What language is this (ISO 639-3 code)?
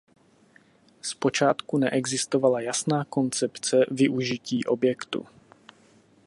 ces